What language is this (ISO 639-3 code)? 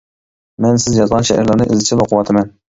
uig